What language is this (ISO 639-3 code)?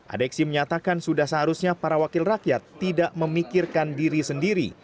ind